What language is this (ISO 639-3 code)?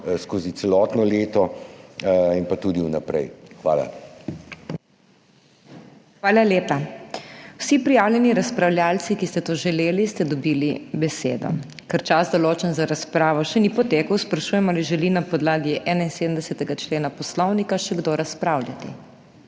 slv